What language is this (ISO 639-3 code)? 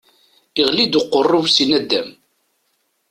kab